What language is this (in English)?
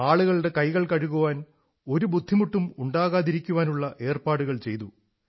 Malayalam